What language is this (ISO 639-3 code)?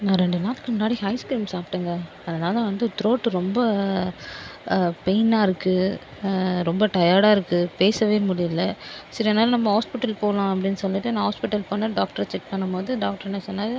tam